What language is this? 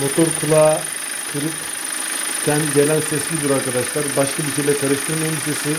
Turkish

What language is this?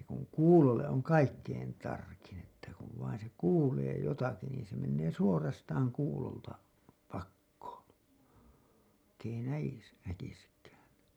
Finnish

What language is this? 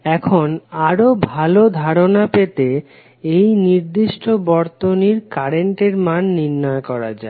Bangla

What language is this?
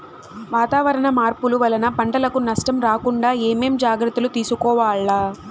Telugu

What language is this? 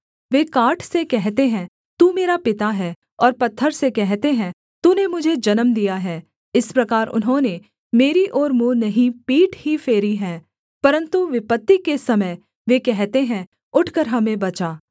Hindi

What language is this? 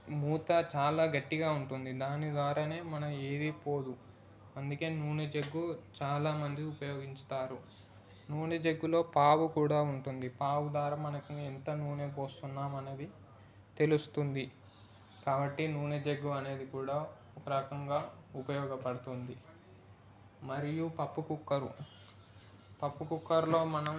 Telugu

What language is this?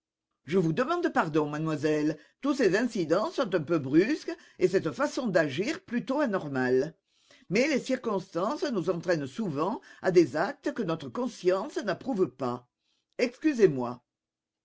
French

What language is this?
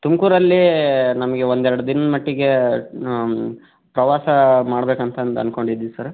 Kannada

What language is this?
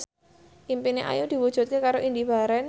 Javanese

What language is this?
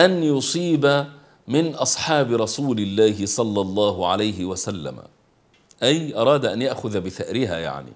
Arabic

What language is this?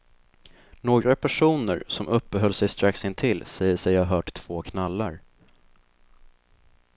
Swedish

